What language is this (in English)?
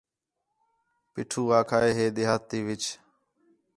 Khetrani